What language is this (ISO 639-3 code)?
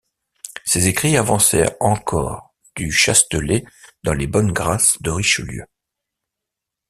fra